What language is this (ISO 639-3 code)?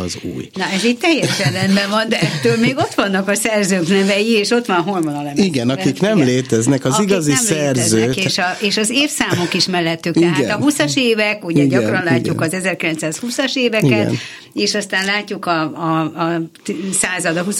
hun